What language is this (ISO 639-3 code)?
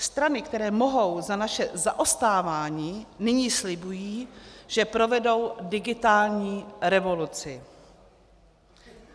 ces